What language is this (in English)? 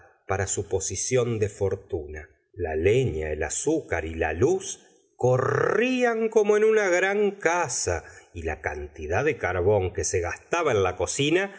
Spanish